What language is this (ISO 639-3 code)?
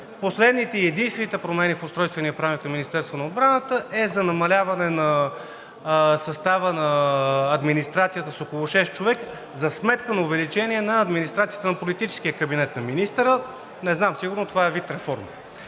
bul